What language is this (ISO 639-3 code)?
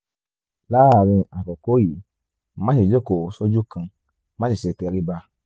yor